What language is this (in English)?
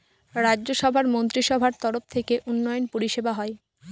Bangla